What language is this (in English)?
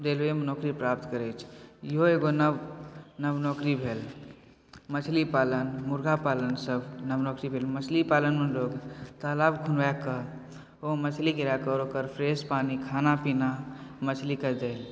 Maithili